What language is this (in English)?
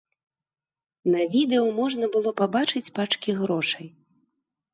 Belarusian